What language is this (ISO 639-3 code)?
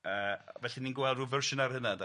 cym